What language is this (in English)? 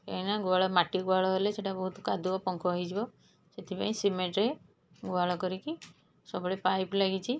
Odia